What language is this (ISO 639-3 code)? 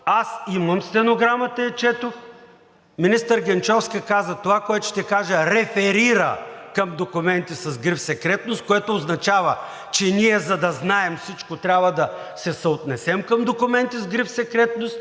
bul